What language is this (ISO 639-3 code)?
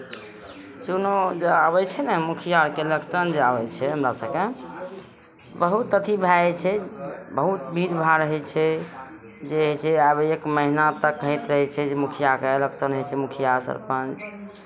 mai